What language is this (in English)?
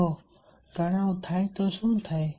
Gujarati